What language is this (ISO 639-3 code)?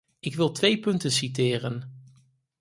nld